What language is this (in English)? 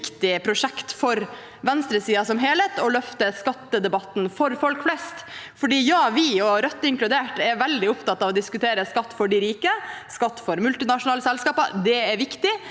Norwegian